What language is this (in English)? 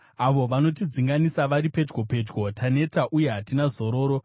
Shona